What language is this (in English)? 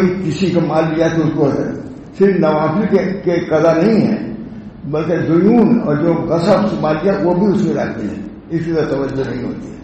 Arabic